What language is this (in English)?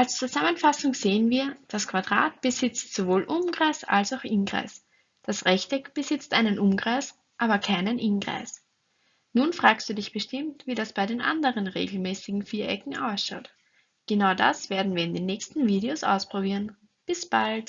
German